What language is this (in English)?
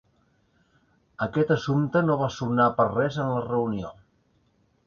Catalan